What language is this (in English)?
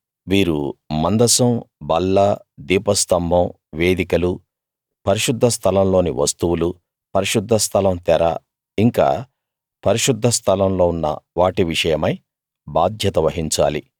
Telugu